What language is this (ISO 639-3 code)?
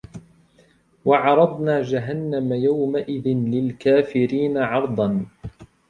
ara